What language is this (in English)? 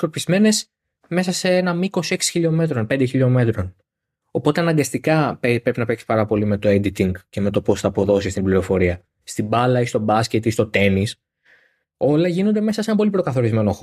Greek